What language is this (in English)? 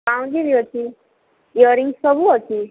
Odia